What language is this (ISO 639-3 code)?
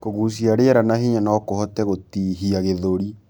kik